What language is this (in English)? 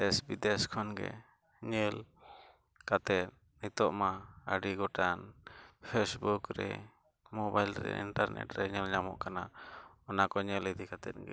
Santali